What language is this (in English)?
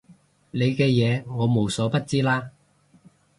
Cantonese